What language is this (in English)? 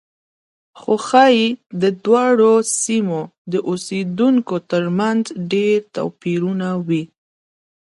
Pashto